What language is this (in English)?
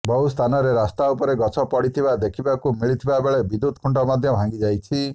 Odia